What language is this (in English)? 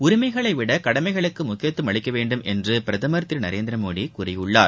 Tamil